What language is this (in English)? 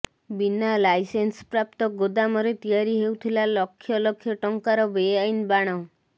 Odia